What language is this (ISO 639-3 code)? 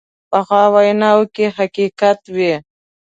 pus